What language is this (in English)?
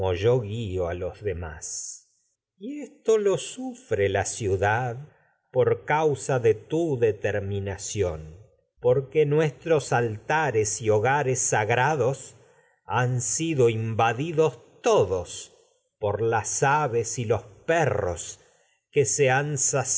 Spanish